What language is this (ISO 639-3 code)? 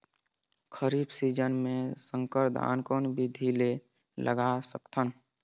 hne